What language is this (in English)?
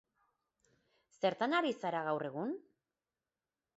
Basque